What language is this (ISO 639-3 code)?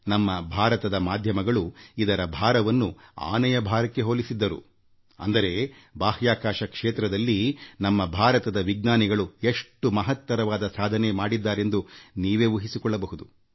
kan